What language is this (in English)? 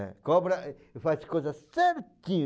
Portuguese